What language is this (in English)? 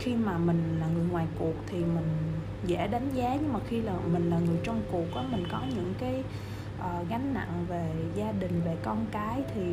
Vietnamese